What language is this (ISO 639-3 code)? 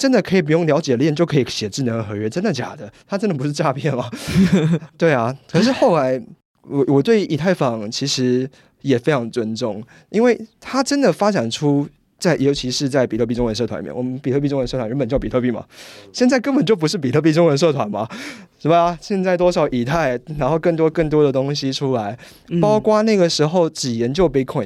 zho